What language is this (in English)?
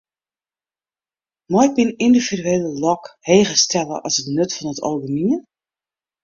Western Frisian